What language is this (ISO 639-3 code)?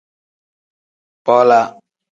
kdh